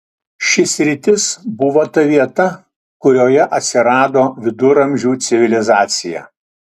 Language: Lithuanian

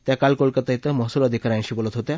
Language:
Marathi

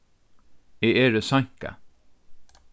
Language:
Faroese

